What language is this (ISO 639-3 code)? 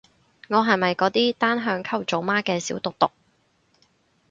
yue